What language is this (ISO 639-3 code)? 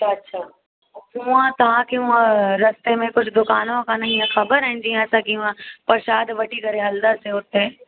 snd